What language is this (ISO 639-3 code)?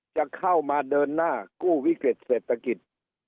tha